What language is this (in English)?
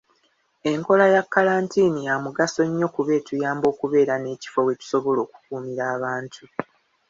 Ganda